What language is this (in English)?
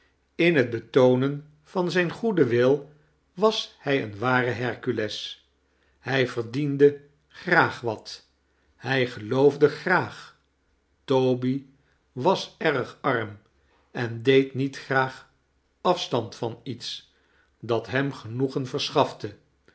Dutch